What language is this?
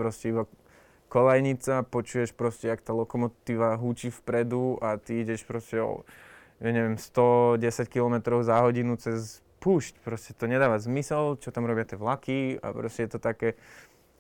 Slovak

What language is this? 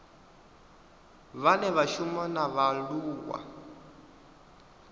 Venda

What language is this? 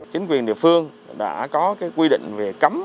Vietnamese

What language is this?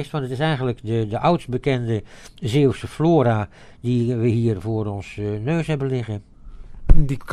Dutch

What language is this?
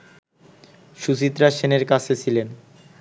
Bangla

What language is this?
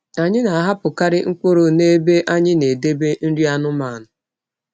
Igbo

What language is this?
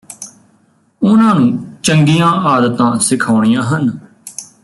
Punjabi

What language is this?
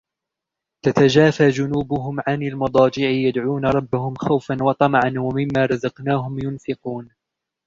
Arabic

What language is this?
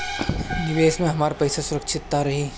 Bhojpuri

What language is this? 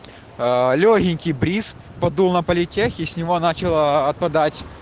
Russian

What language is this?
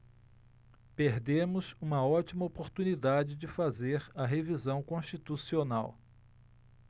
Portuguese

